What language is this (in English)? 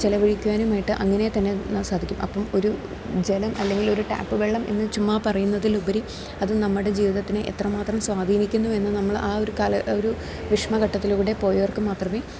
Malayalam